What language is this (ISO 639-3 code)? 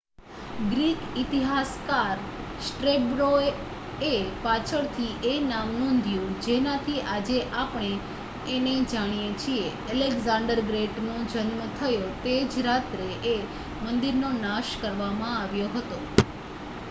guj